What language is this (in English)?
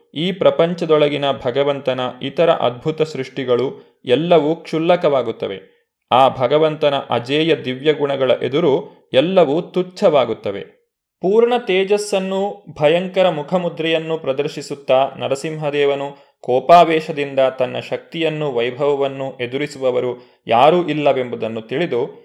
Kannada